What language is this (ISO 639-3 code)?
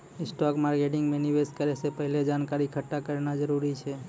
mai